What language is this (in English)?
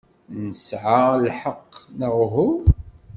Kabyle